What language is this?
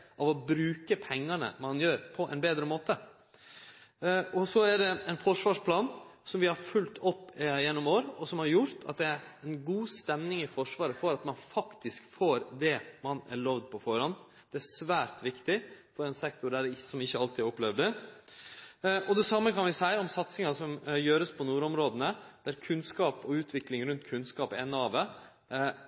Norwegian Nynorsk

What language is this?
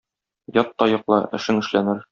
Tatar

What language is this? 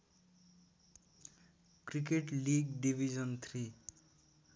Nepali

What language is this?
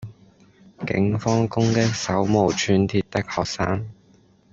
Cantonese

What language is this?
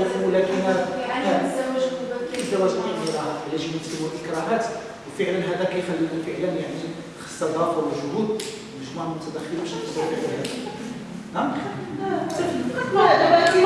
Arabic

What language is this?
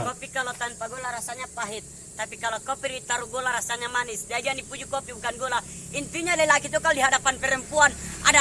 Indonesian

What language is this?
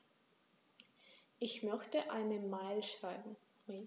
German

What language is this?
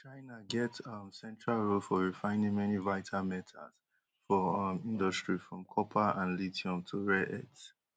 Nigerian Pidgin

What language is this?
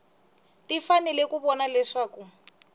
Tsonga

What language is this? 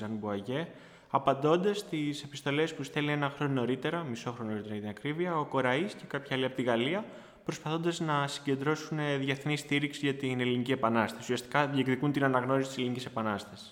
Greek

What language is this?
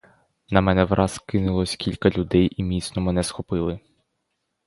Ukrainian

